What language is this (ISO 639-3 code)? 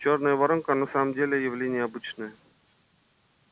rus